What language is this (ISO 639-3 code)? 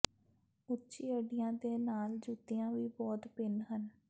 pan